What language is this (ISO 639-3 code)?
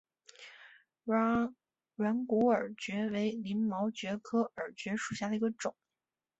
zho